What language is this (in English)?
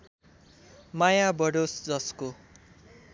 Nepali